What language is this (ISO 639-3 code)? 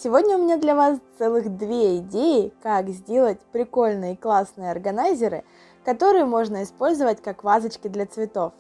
rus